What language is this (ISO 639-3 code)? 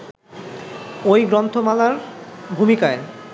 ben